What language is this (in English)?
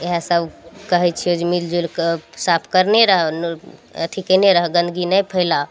Maithili